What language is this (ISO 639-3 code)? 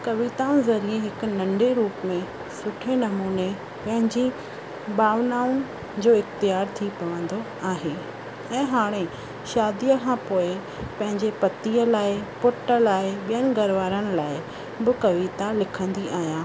snd